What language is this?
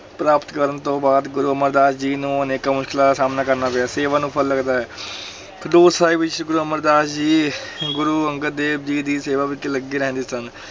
Punjabi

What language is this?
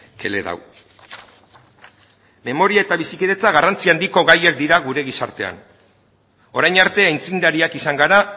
Basque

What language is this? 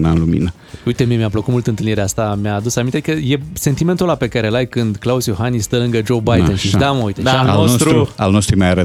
Romanian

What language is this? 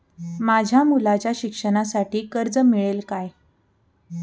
Marathi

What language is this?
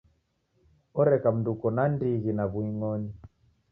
Taita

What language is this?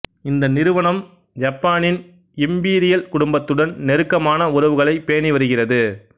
Tamil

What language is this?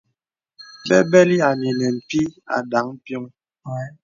Bebele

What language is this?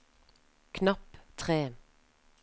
Norwegian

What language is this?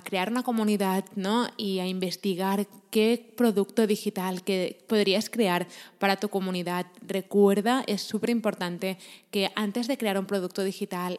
Spanish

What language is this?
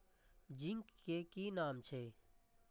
Maithili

